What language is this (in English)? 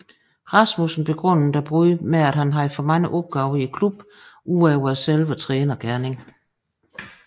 Danish